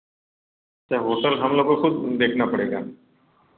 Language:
Hindi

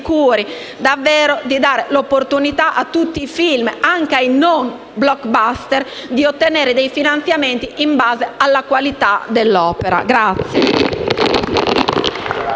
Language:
Italian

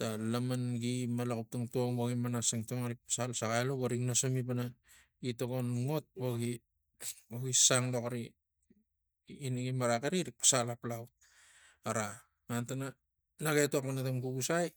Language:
Tigak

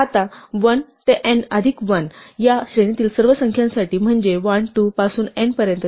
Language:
Marathi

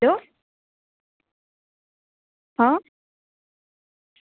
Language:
Gujarati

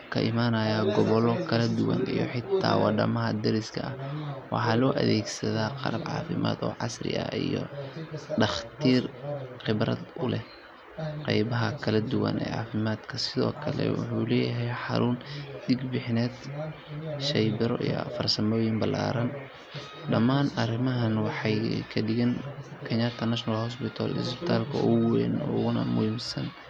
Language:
Somali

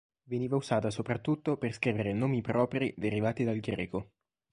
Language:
Italian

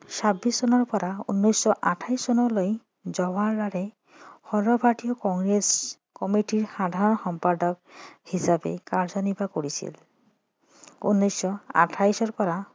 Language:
Assamese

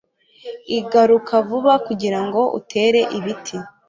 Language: Kinyarwanda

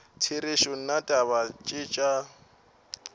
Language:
Northern Sotho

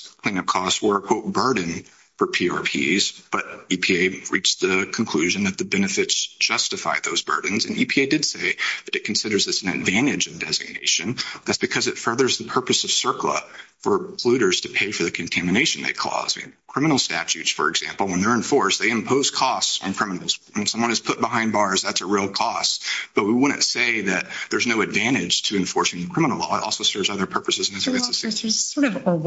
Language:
English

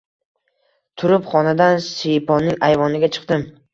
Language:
Uzbek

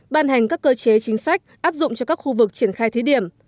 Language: Vietnamese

